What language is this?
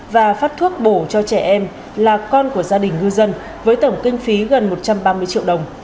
Vietnamese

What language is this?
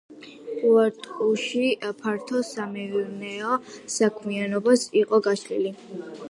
Georgian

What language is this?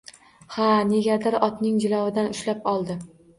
Uzbek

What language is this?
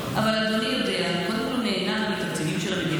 Hebrew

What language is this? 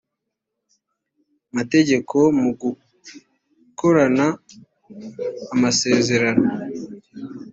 Kinyarwanda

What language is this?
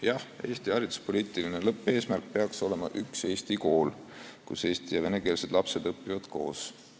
Estonian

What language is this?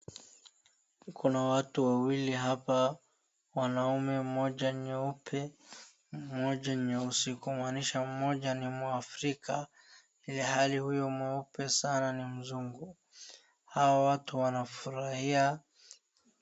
Swahili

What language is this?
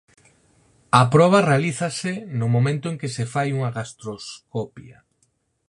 Galician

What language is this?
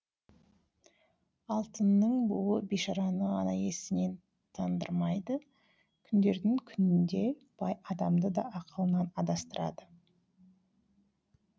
Kazakh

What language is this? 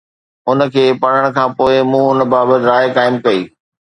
Sindhi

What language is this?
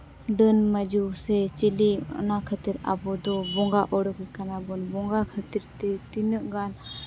Santali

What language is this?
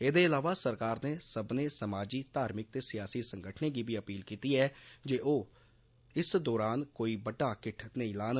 Dogri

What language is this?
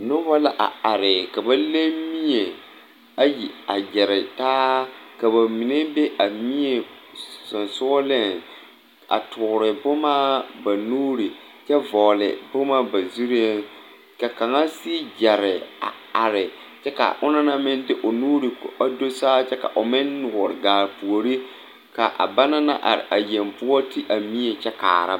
Southern Dagaare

